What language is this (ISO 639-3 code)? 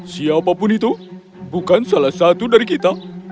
ind